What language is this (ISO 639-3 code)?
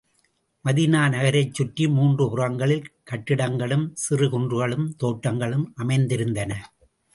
tam